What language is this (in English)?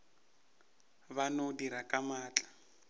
Northern Sotho